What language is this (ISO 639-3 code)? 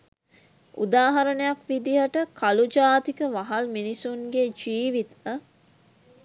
sin